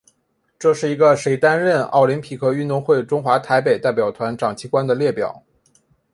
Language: Chinese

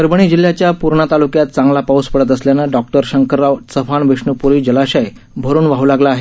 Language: Marathi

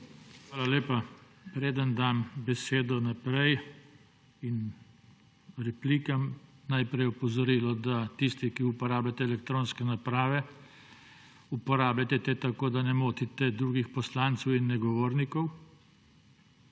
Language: Slovenian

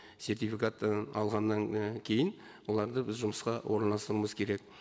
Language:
Kazakh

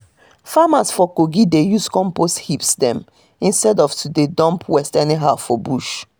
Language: Nigerian Pidgin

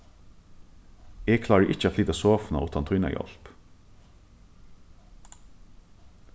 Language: Faroese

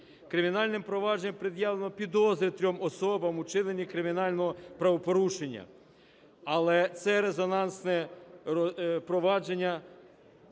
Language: Ukrainian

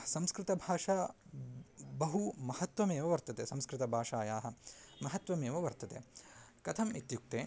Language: Sanskrit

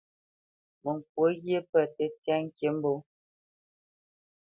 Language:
Bamenyam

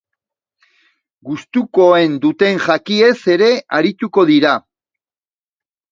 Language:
Basque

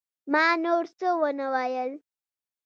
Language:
Pashto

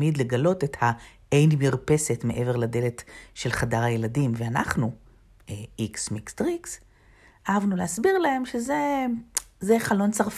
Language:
Hebrew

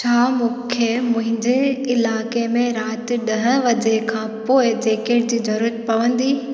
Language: Sindhi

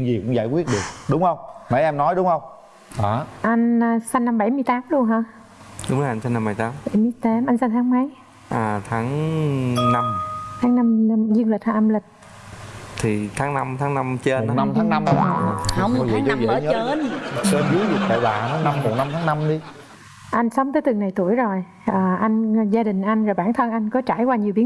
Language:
Vietnamese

